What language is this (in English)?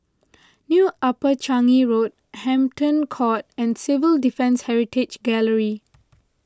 English